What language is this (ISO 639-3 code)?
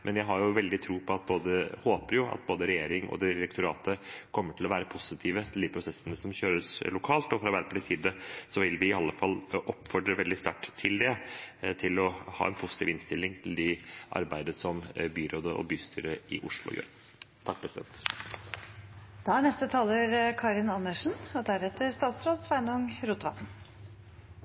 nob